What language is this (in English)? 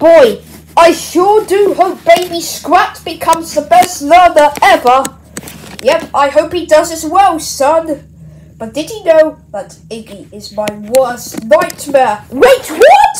English